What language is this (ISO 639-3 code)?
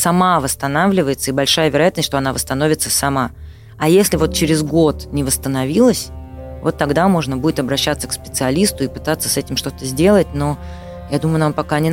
rus